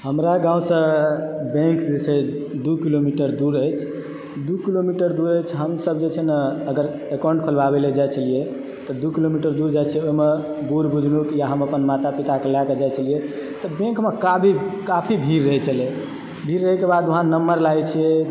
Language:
Maithili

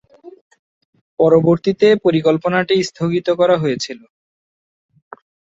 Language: Bangla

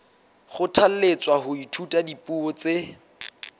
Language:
Southern Sotho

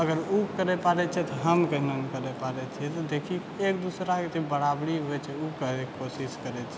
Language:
Maithili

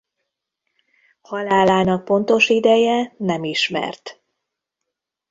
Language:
Hungarian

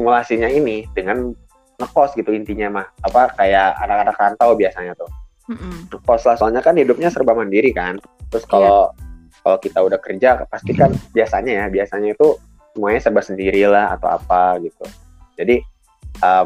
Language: Indonesian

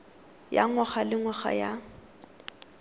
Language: Tswana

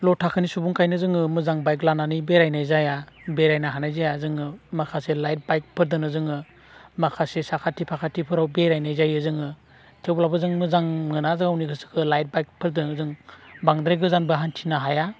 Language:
Bodo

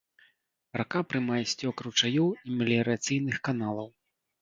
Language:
Belarusian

